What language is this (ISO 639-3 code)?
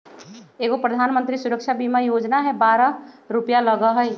mag